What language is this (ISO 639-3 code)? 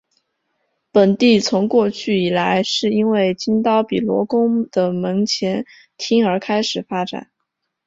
zho